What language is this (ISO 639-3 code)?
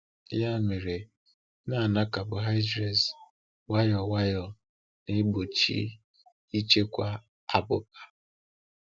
ibo